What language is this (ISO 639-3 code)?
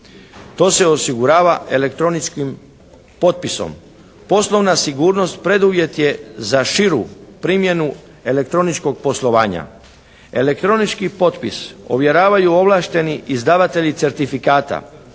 hrv